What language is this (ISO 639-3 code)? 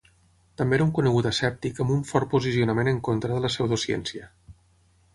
cat